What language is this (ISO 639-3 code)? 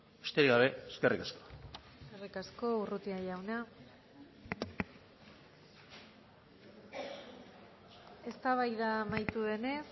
eus